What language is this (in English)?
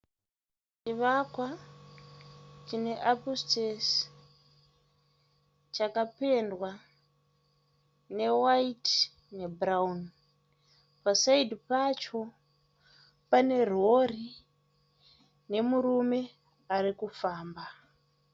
Shona